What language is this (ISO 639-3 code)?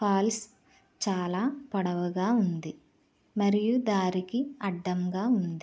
tel